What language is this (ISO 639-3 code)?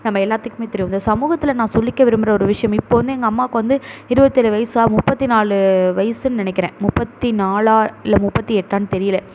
tam